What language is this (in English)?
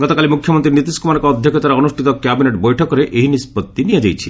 Odia